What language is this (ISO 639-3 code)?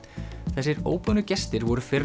isl